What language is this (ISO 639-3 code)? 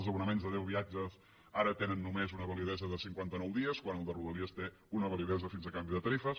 cat